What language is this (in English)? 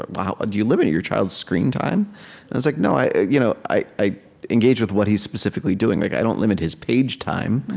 English